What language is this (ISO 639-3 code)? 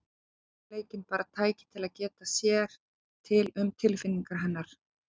isl